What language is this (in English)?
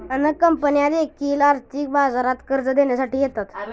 Marathi